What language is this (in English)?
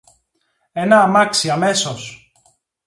Greek